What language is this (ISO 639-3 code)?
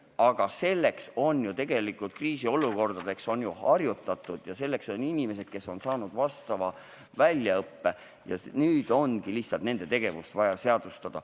est